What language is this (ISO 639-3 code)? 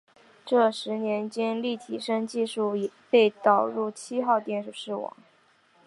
zho